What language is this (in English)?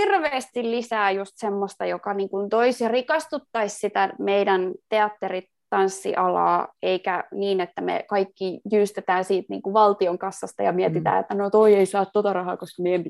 Finnish